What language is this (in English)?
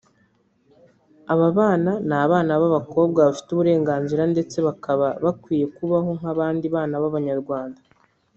Kinyarwanda